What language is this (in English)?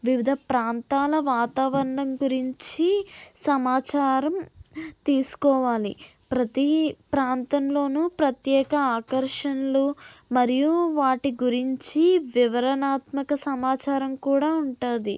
Telugu